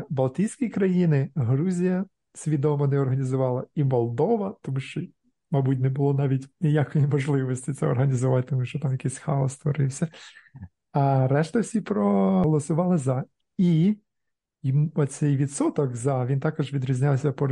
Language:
Ukrainian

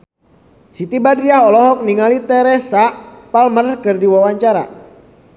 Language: Sundanese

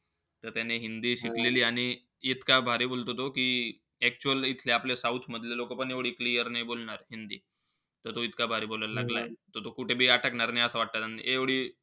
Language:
Marathi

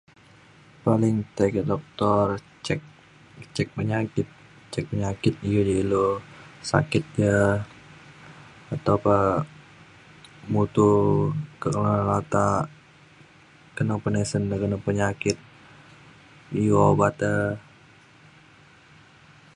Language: Mainstream Kenyah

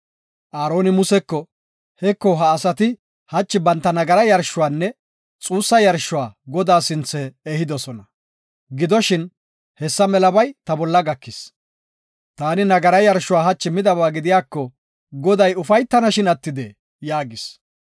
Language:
Gofa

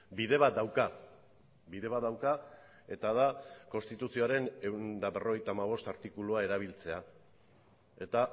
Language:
Basque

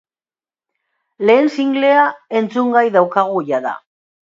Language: Basque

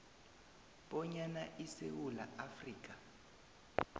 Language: South Ndebele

